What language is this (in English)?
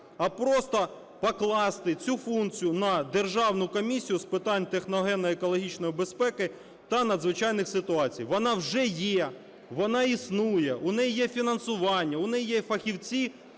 Ukrainian